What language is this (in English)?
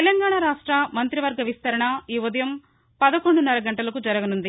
Telugu